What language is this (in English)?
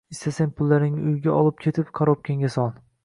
Uzbek